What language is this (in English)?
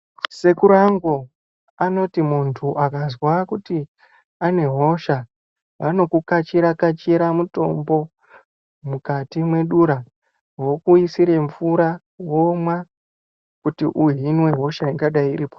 Ndau